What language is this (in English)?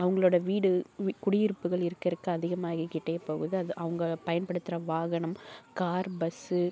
Tamil